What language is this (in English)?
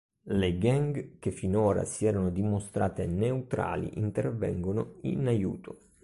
Italian